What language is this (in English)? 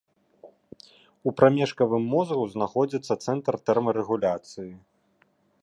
Belarusian